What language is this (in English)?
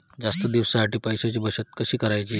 Marathi